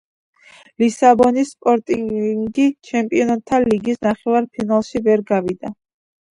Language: Georgian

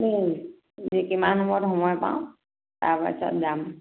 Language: Assamese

